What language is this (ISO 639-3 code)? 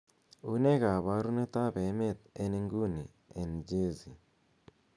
kln